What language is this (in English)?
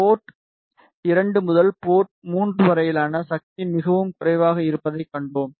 Tamil